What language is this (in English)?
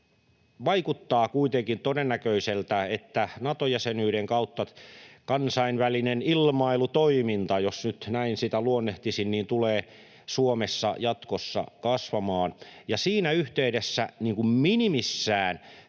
Finnish